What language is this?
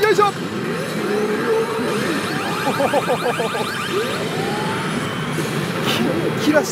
Japanese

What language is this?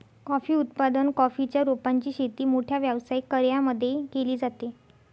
Marathi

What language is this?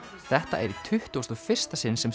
Icelandic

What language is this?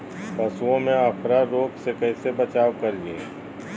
Magahi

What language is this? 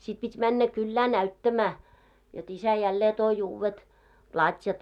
Finnish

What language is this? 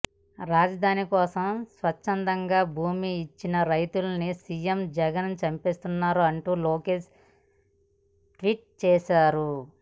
Telugu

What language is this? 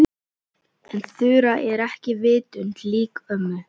Icelandic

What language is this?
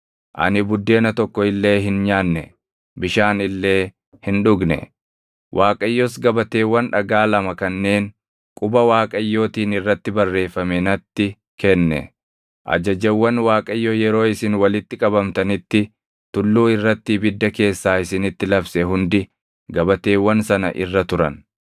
Oromo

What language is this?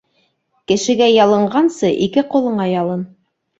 Bashkir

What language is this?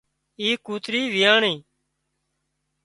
Wadiyara Koli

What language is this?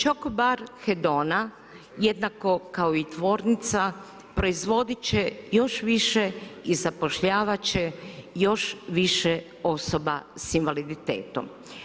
Croatian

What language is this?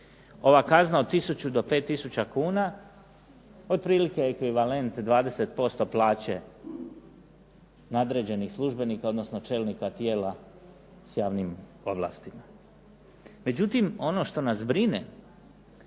Croatian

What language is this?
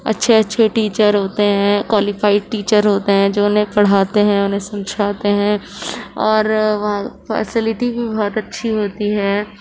Urdu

